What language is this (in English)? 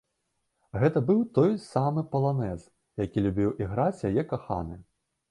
Belarusian